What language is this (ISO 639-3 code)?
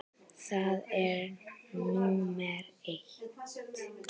isl